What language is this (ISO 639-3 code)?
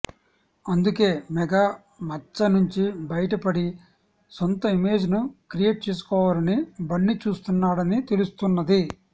tel